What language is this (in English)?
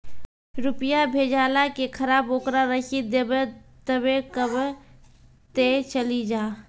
Maithili